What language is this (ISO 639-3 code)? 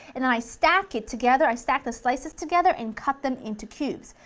eng